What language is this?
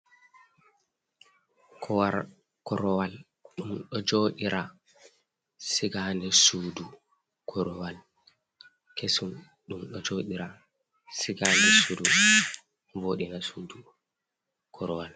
Fula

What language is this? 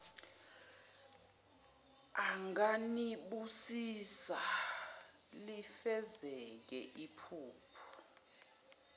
Zulu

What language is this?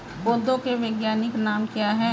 Hindi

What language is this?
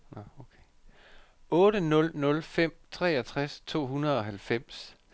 Danish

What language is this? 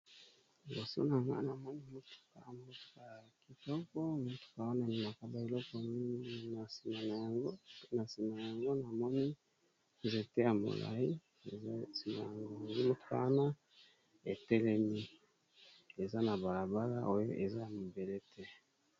Lingala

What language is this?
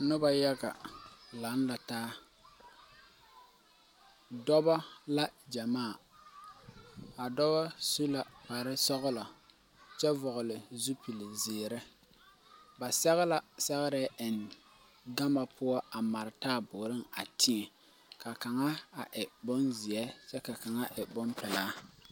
Southern Dagaare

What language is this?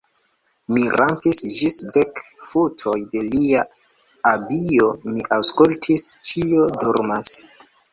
Esperanto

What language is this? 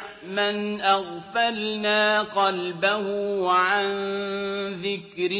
Arabic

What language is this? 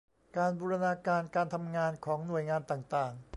Thai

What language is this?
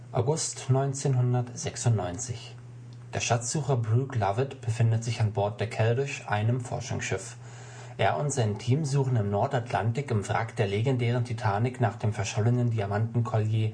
German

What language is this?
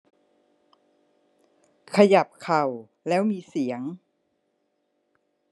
Thai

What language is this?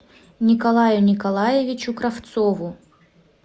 Russian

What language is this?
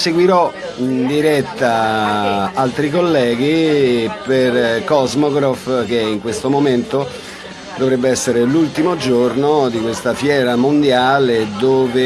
Italian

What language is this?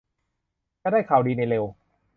Thai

